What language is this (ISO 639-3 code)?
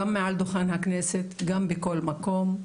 heb